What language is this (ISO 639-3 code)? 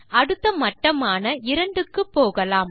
tam